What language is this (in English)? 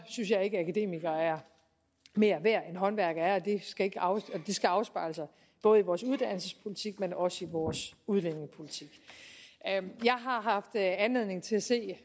Danish